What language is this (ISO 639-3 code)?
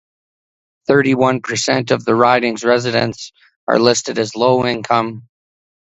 eng